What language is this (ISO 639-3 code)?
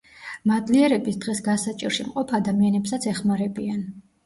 kat